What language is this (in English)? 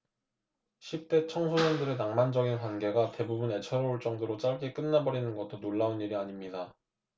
Korean